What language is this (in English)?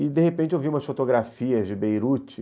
Portuguese